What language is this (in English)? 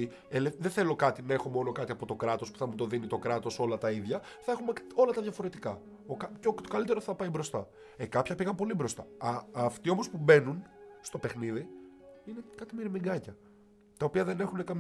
Greek